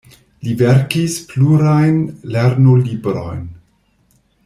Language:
Esperanto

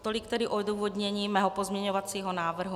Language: Czech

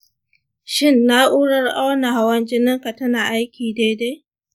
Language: Hausa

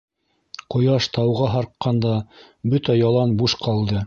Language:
Bashkir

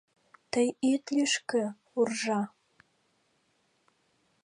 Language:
Mari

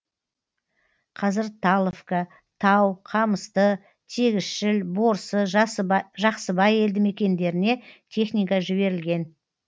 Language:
Kazakh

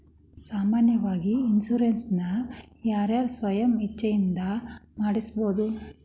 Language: Kannada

